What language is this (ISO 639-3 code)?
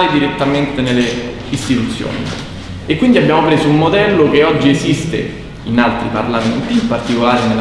ita